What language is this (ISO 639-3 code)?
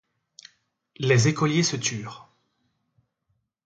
fra